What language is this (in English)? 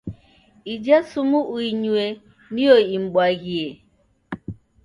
Taita